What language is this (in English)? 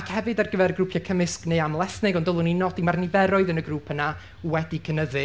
Welsh